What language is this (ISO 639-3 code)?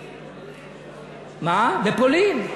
heb